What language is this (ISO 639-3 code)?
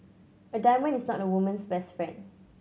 eng